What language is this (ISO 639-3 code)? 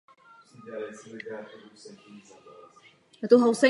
ces